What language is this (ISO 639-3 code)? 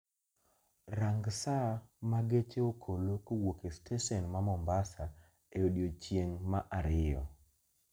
luo